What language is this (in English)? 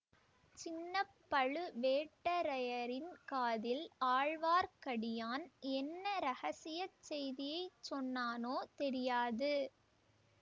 Tamil